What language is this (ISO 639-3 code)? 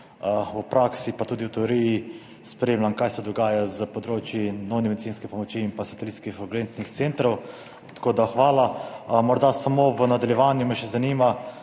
slv